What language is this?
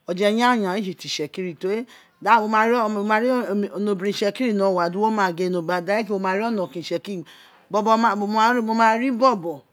Isekiri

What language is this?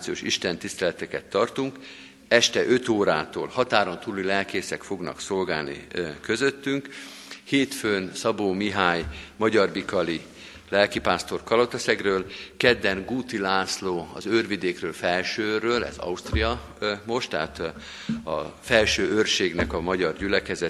Hungarian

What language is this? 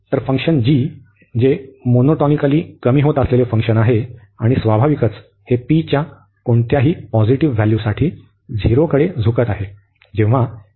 Marathi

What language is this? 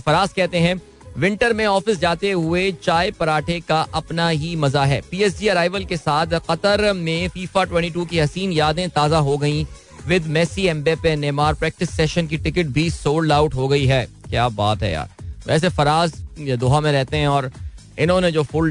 Hindi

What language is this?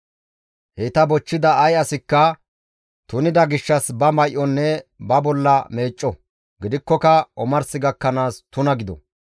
Gamo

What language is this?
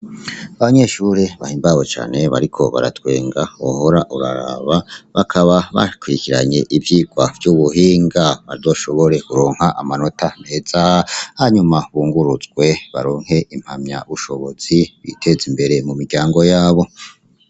Rundi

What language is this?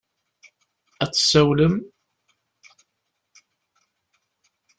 Kabyle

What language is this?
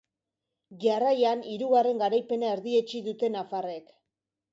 Basque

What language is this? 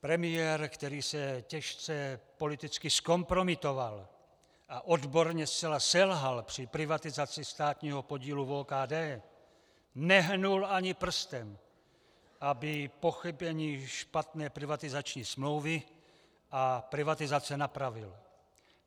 Czech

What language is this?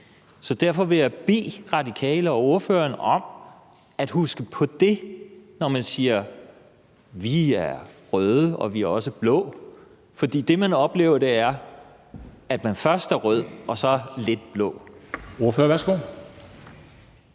Danish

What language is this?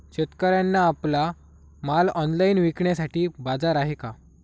Marathi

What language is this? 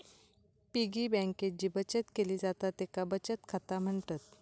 Marathi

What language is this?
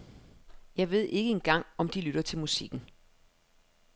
Danish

